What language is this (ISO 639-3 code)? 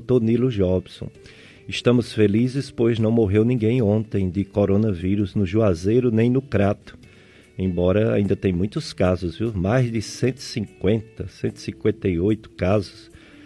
por